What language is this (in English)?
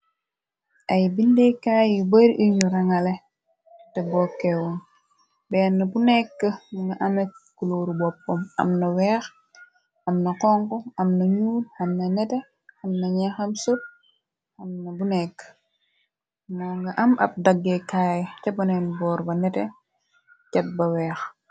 Wolof